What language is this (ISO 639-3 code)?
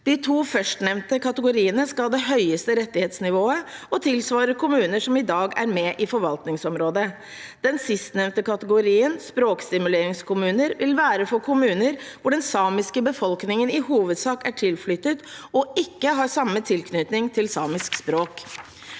nor